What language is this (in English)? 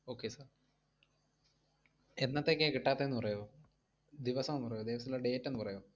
Malayalam